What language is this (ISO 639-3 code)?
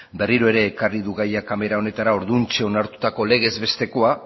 eus